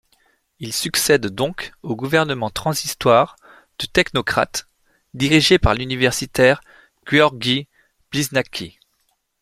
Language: French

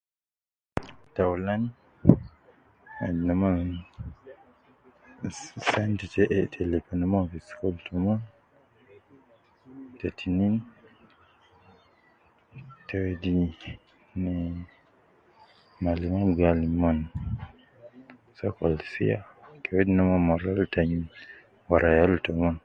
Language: Nubi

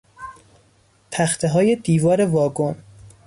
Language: Persian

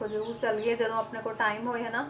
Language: Punjabi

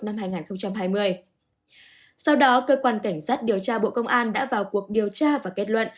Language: Vietnamese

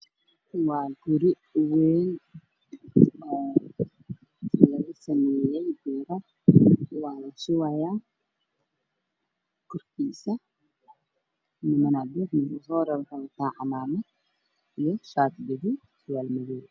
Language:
Somali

